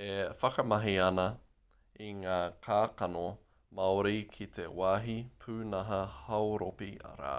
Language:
Māori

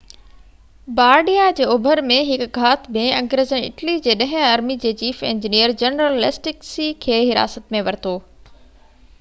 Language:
Sindhi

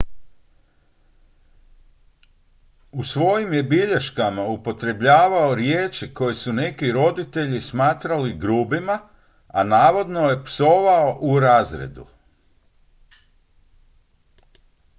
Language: Croatian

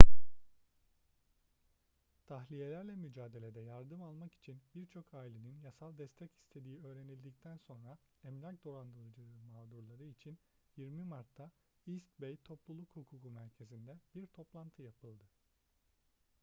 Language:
Turkish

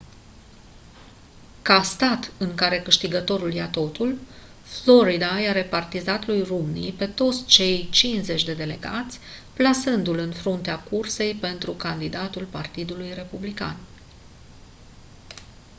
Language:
Romanian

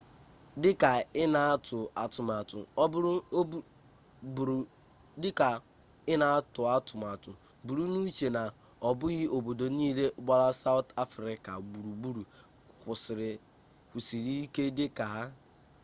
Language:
Igbo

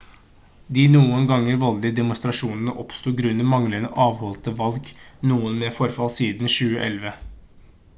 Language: Norwegian Bokmål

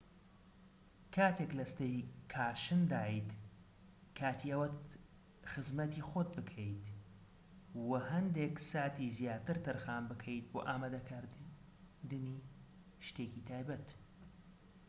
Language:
Central Kurdish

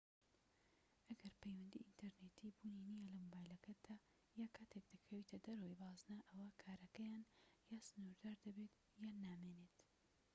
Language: Central Kurdish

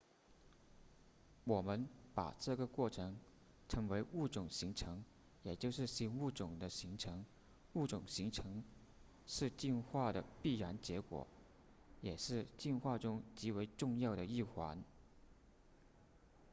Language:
Chinese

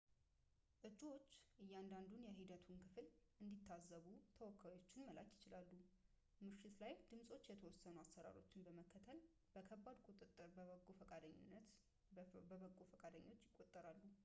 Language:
Amharic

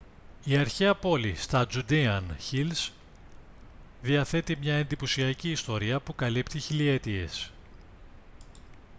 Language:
Greek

